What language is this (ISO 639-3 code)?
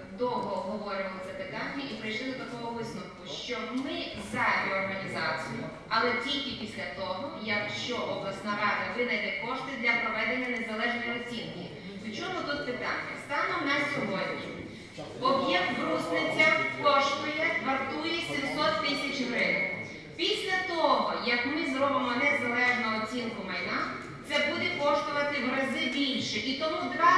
ukr